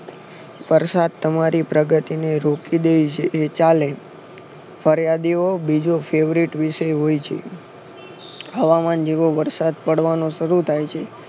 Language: Gujarati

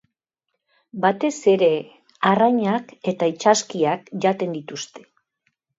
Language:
Basque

